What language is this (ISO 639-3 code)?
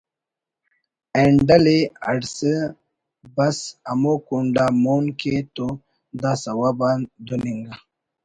brh